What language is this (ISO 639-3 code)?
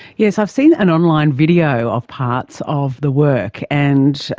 eng